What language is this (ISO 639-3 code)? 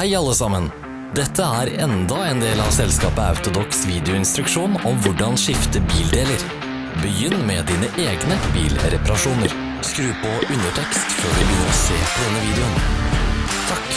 nor